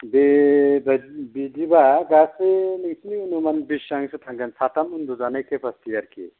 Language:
Bodo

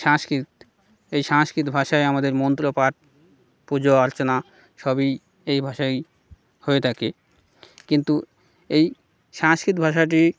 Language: Bangla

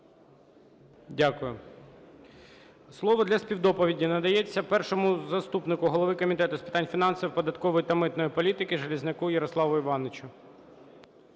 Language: Ukrainian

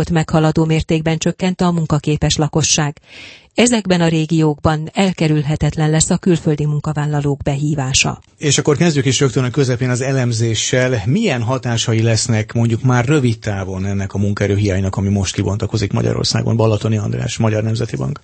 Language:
Hungarian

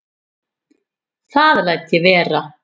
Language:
Icelandic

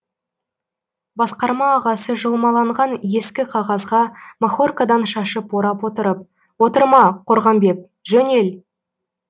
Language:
Kazakh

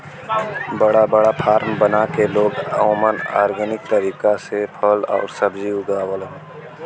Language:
Bhojpuri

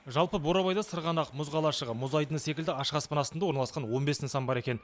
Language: Kazakh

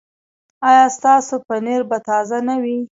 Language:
Pashto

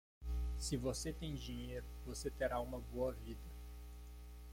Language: Portuguese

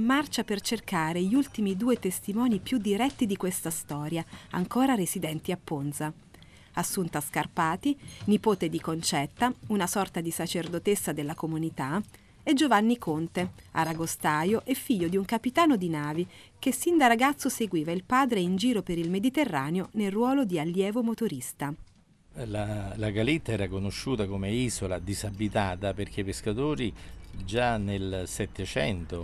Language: Italian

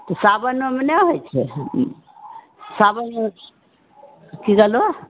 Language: Maithili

